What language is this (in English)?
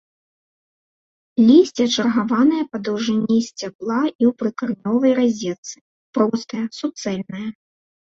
Belarusian